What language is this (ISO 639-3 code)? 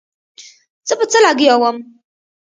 pus